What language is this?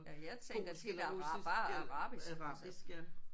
Danish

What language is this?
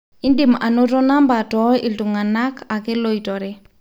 Masai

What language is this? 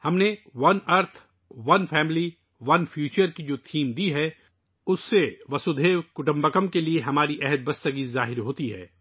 Urdu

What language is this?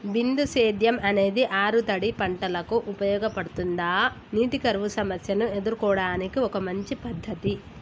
Telugu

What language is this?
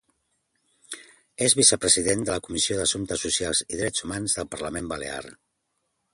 Catalan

